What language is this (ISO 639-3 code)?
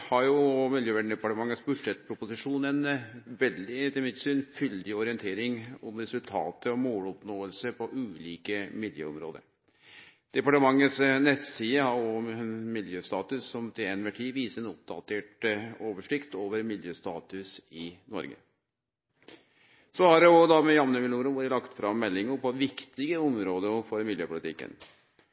nno